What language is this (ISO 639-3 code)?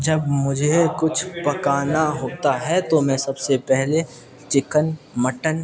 urd